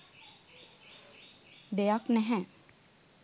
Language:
Sinhala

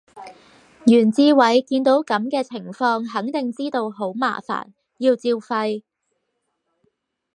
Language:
Cantonese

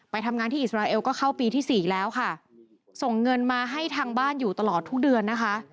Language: Thai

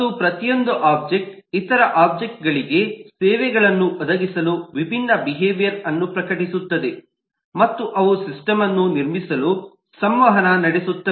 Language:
Kannada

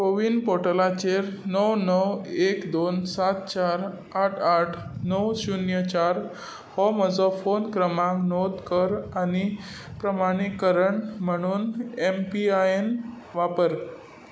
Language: Konkani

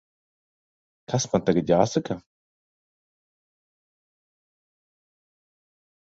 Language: Latvian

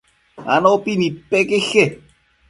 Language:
Matsés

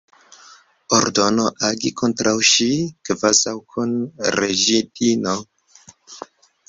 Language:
Esperanto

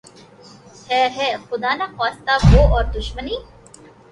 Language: Urdu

